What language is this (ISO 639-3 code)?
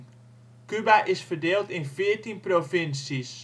nld